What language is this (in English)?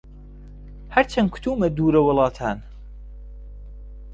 Central Kurdish